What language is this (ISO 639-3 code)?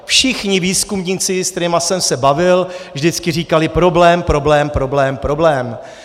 ces